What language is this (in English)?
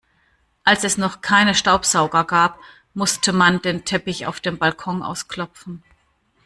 German